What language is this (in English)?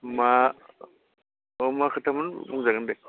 Bodo